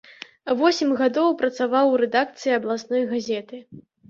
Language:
Belarusian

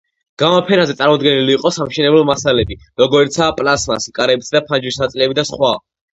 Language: Georgian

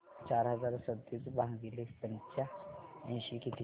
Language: Marathi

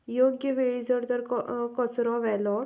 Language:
Konkani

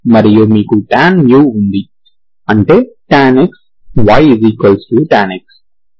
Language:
Telugu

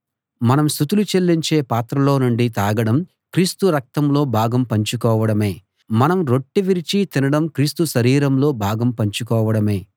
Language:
Telugu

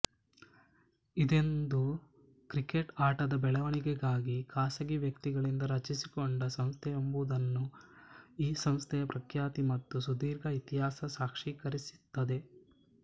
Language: Kannada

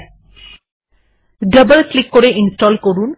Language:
Bangla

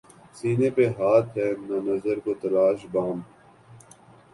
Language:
Urdu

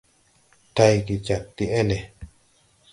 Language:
Tupuri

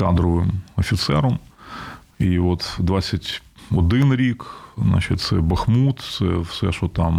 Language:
Ukrainian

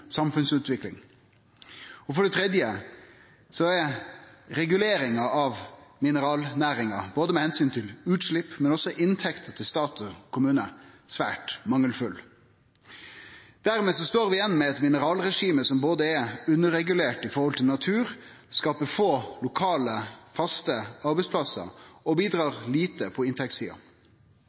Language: Norwegian Nynorsk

